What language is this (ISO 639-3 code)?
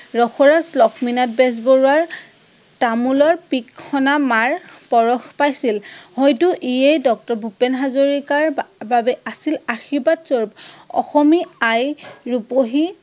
asm